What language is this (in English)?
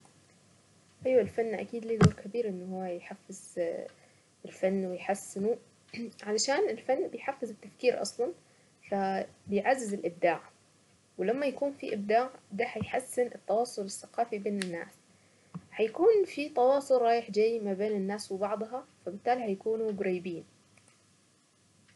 Saidi Arabic